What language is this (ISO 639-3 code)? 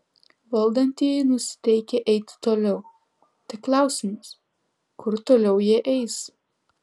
lit